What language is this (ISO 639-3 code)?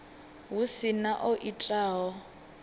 ven